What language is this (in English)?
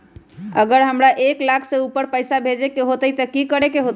Magahi